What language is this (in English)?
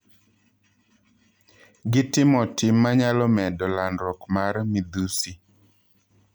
Luo (Kenya and Tanzania)